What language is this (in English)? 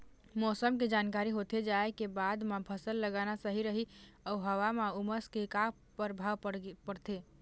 Chhattisgarhi